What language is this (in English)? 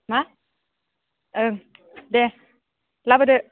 Bodo